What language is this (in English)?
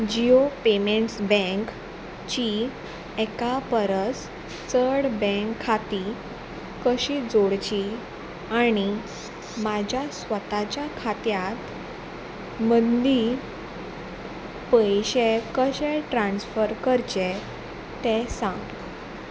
Konkani